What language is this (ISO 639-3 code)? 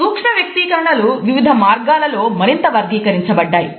tel